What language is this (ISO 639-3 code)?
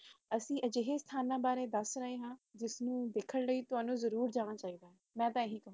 pan